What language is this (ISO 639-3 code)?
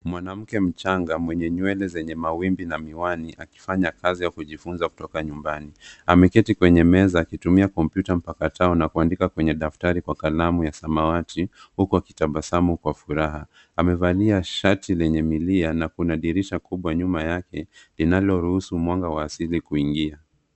swa